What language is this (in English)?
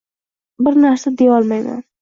Uzbek